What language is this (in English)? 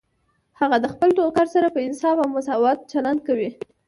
Pashto